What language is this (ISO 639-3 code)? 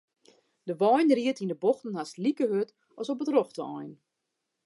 fry